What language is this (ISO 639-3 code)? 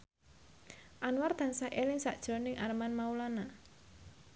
jav